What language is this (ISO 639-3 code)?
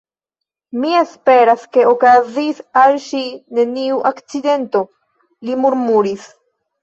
epo